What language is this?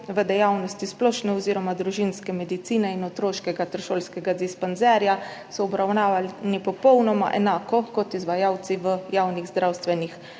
Slovenian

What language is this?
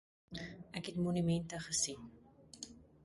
Afrikaans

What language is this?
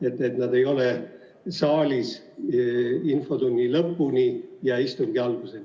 Estonian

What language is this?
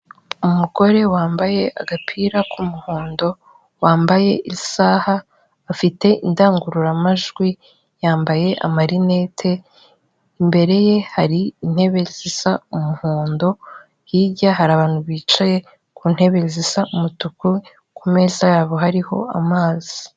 Kinyarwanda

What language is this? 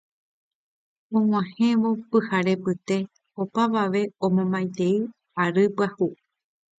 Guarani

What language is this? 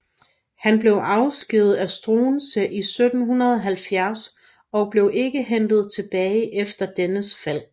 Danish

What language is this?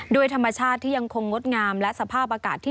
Thai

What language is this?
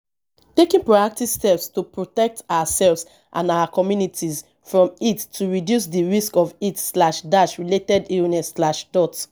Nigerian Pidgin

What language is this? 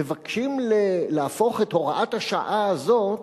Hebrew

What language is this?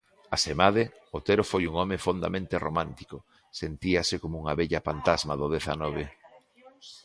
Galician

